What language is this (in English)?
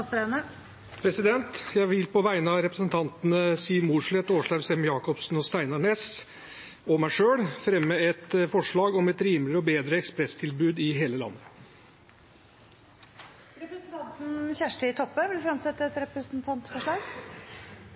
Norwegian